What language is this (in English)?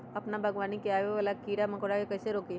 Magahi